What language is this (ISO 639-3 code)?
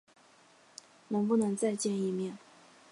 zho